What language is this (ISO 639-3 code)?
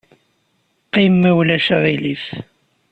kab